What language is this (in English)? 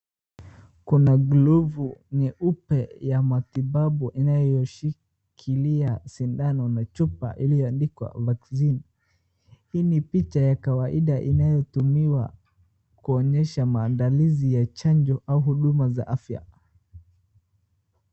Swahili